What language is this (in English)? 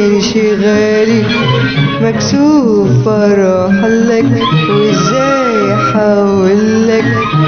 Arabic